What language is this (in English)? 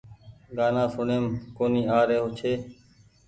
Goaria